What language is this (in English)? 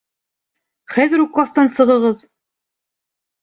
Bashkir